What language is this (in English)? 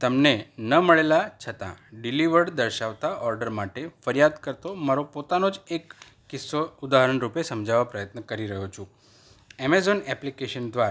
Gujarati